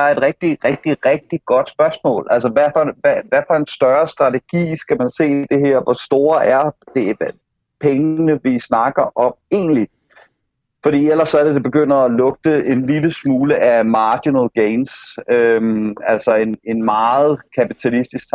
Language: Danish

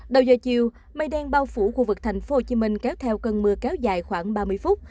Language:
Vietnamese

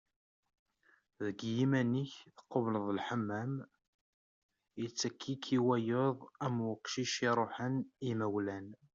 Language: Kabyle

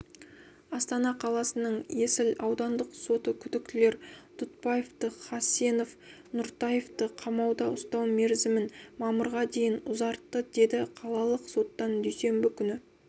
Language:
Kazakh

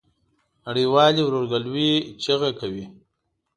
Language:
Pashto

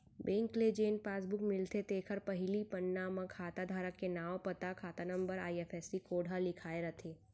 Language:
Chhattisgarhi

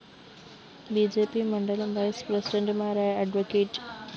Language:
Malayalam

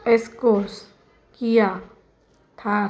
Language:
Marathi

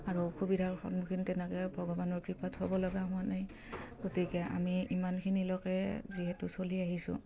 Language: Assamese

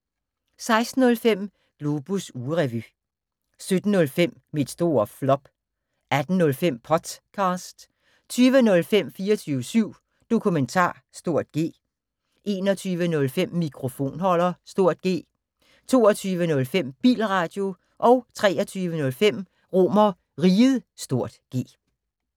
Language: Danish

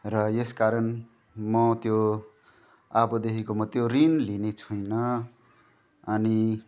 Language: Nepali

